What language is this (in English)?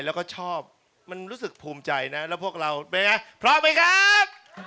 Thai